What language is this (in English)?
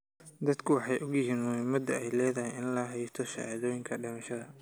Somali